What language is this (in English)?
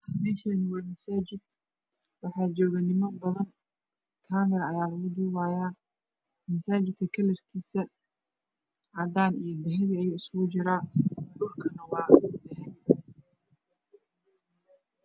Somali